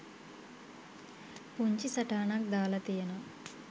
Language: Sinhala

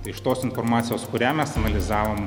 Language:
Lithuanian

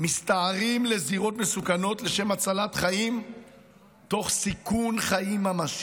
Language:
Hebrew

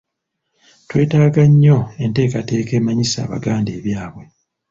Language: Ganda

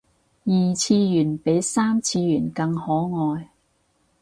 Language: Cantonese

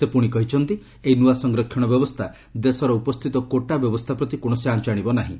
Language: Odia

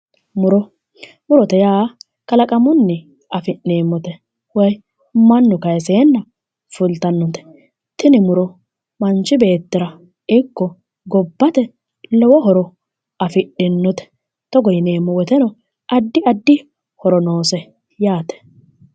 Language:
Sidamo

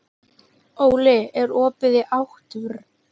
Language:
Icelandic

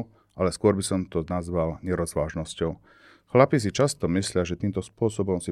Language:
Slovak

